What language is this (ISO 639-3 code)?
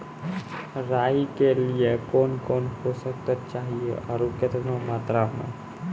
mai